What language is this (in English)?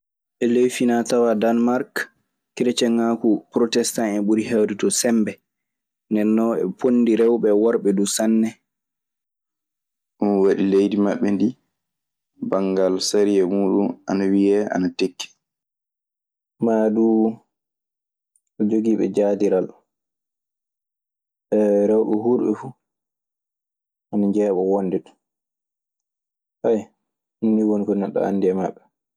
Maasina Fulfulde